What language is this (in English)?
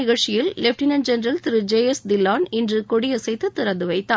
Tamil